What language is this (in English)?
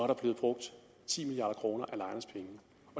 Danish